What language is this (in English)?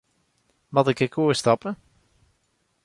Western Frisian